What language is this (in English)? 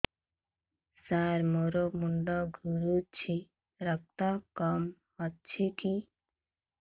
Odia